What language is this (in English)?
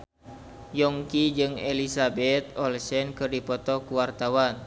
Sundanese